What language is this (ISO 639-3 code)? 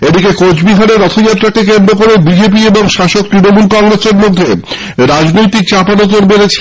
ben